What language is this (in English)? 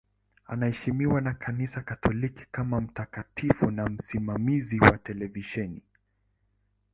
Swahili